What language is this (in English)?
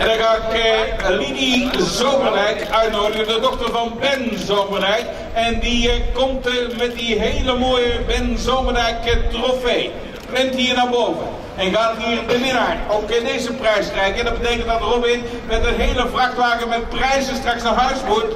Dutch